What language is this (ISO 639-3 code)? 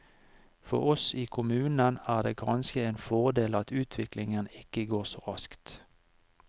nor